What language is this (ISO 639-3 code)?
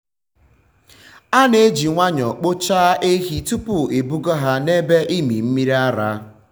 ibo